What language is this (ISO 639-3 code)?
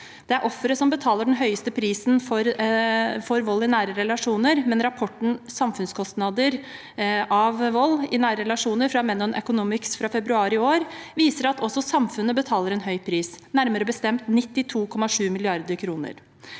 nor